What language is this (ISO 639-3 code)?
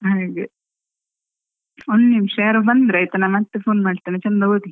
kan